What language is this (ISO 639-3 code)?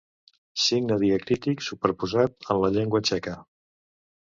cat